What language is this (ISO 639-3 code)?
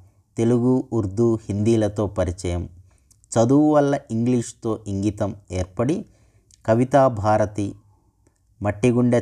tel